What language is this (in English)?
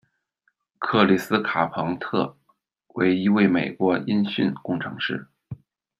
Chinese